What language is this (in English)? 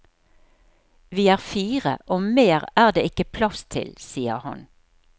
Norwegian